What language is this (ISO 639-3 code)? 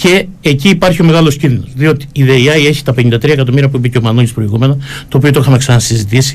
ell